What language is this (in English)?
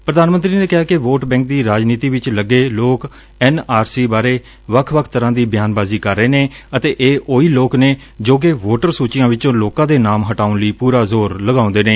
Punjabi